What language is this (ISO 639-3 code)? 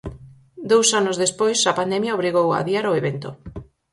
glg